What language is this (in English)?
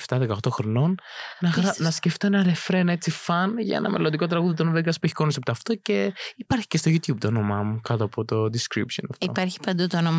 Greek